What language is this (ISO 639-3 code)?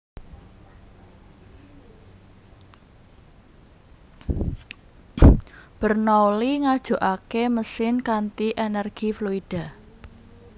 jav